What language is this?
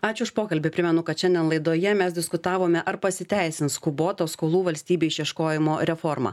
Lithuanian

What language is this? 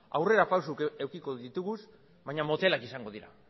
Basque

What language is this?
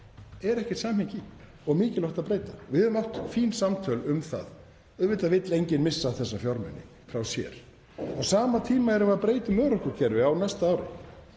Icelandic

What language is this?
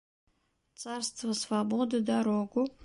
Bashkir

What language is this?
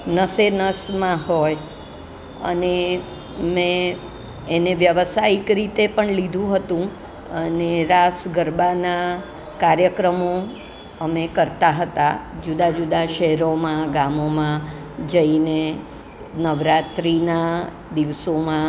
Gujarati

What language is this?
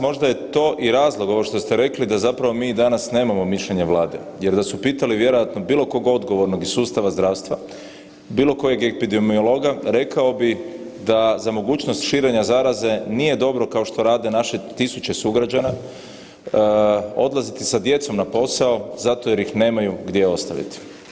Croatian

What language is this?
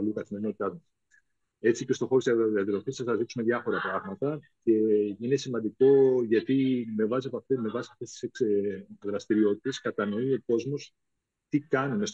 Greek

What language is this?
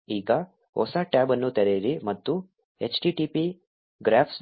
Kannada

